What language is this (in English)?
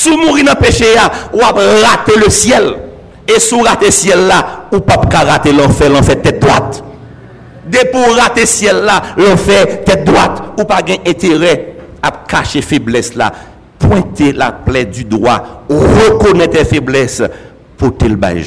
French